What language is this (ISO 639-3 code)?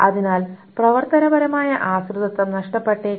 mal